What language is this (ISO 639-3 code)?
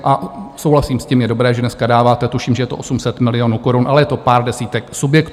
ces